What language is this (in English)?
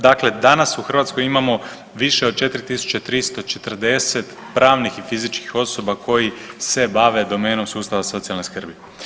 Croatian